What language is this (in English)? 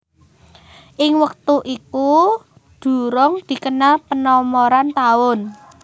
Javanese